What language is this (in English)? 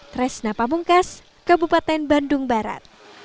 Indonesian